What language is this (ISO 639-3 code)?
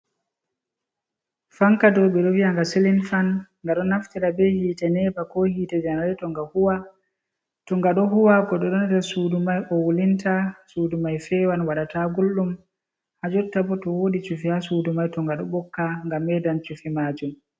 ful